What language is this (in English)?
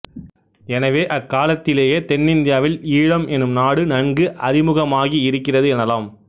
Tamil